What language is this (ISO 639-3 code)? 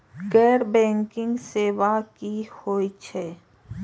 mai